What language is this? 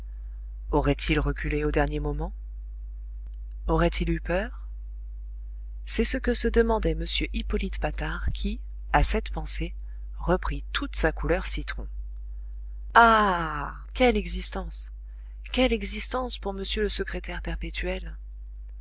French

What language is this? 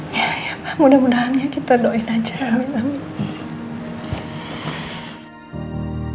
Indonesian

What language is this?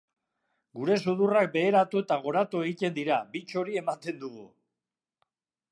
Basque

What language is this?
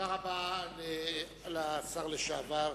Hebrew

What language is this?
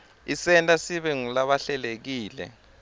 Swati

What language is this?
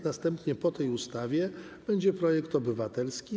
Polish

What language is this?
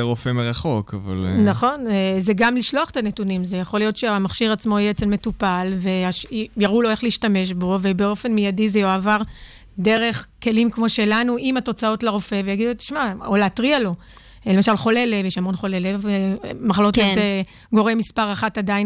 Hebrew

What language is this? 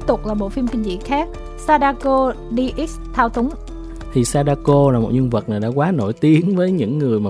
Vietnamese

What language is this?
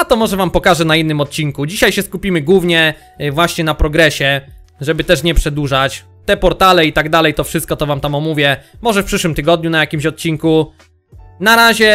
Polish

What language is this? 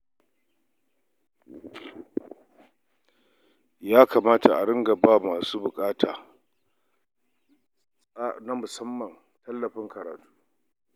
Hausa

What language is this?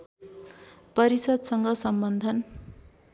Nepali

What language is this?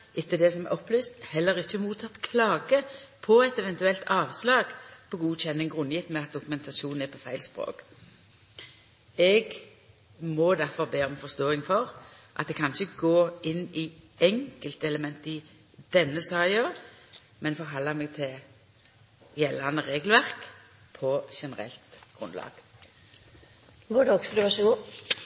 Norwegian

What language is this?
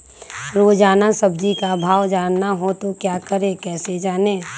Magahi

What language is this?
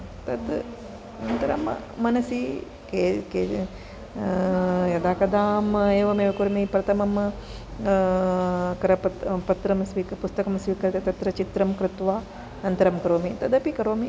Sanskrit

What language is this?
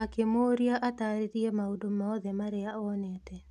Kikuyu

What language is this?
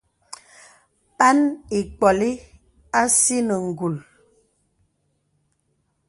Bebele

